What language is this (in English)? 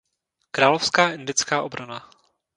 Czech